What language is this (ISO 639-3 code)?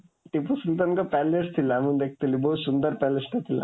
ori